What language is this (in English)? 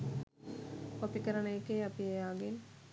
Sinhala